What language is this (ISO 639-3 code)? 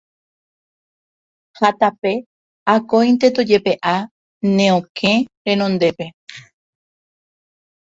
grn